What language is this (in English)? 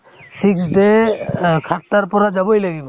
Assamese